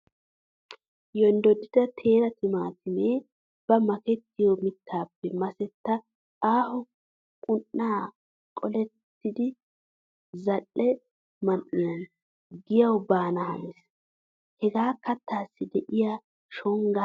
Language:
Wolaytta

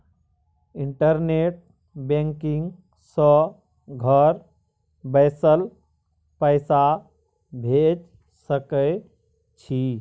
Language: Maithili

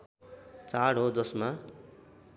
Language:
Nepali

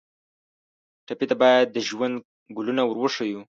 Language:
Pashto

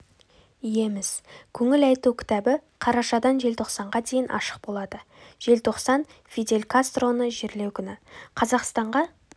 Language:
Kazakh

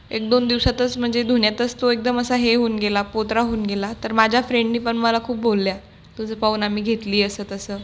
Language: Marathi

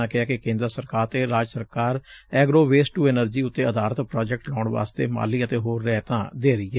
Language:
Punjabi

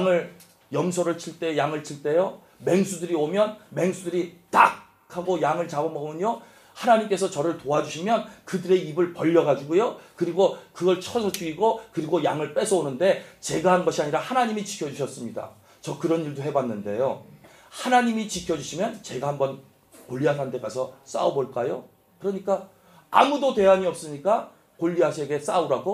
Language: Korean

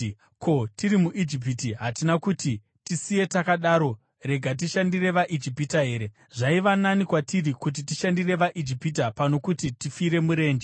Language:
Shona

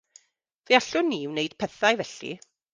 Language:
Welsh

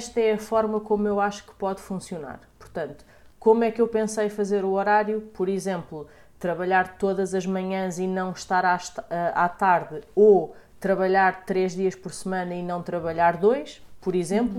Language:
Portuguese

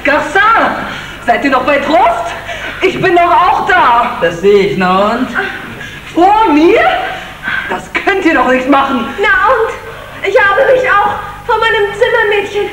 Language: German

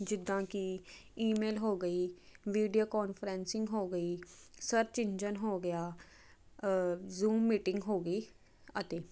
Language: Punjabi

